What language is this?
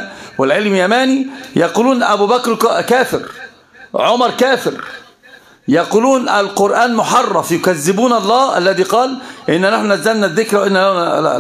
Arabic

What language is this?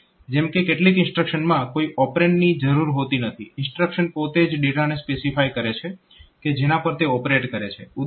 Gujarati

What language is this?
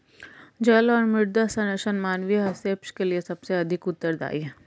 Hindi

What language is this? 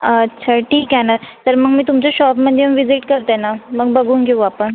Marathi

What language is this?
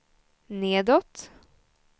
Swedish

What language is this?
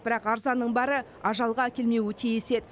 Kazakh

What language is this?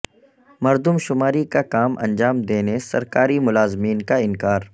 Urdu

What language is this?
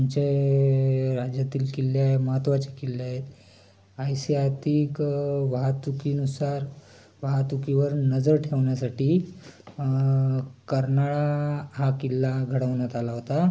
Marathi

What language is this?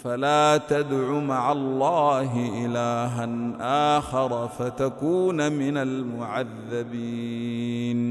Arabic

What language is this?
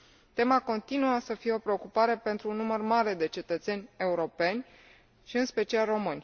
Romanian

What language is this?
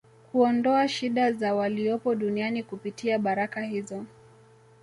Swahili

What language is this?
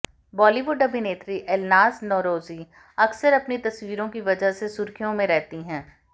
Hindi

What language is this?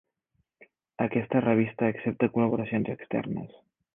Catalan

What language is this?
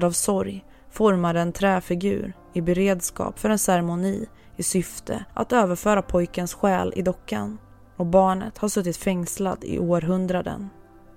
Swedish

